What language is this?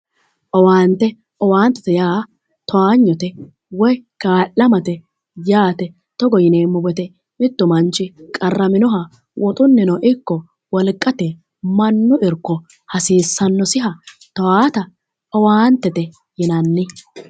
Sidamo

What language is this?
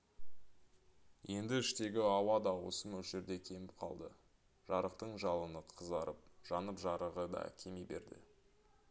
Kazakh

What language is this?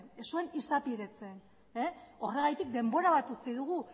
Basque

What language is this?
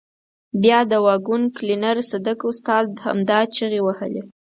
Pashto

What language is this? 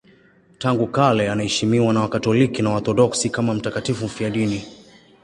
Swahili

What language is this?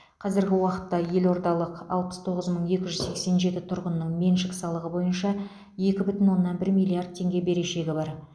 Kazakh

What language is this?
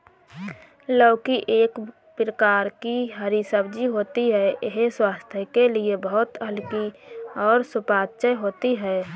Hindi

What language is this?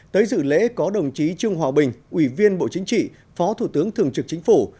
Vietnamese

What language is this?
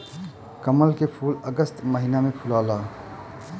Bhojpuri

